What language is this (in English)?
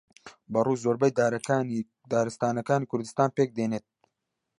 Central Kurdish